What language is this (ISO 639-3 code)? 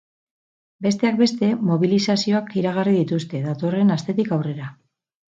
eus